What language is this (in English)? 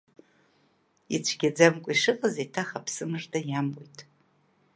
Abkhazian